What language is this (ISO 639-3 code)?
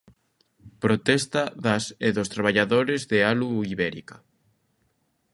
glg